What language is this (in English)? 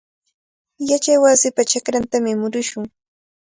Cajatambo North Lima Quechua